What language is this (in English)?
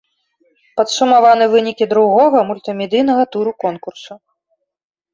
Belarusian